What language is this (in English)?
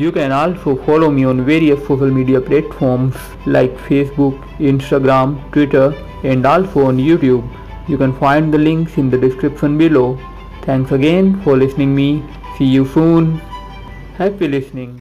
Hindi